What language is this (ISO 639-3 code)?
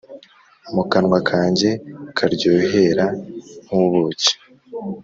kin